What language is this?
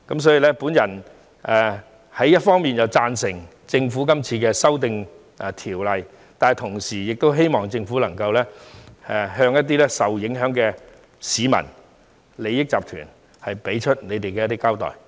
Cantonese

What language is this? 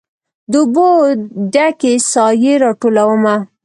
Pashto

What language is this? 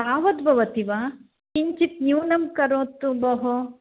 Sanskrit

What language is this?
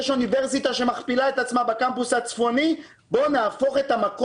Hebrew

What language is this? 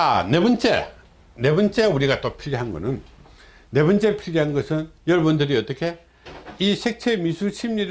Korean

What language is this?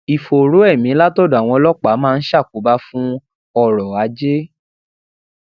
Yoruba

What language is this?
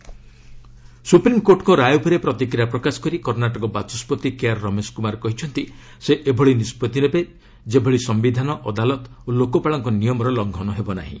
Odia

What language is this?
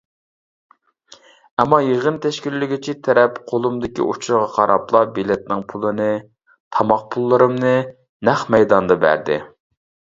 Uyghur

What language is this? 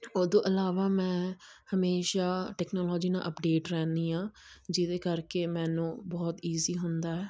Punjabi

